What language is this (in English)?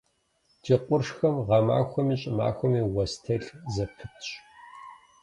Kabardian